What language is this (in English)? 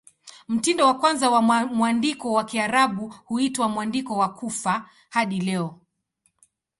Swahili